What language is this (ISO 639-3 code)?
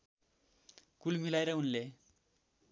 nep